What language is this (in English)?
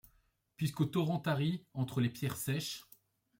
French